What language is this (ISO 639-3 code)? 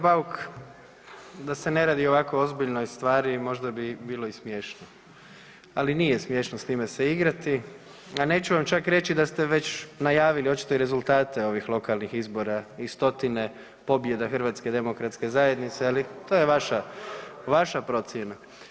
hrv